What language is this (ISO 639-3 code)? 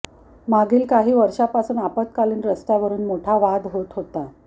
mar